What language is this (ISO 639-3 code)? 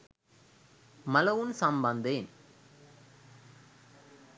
sin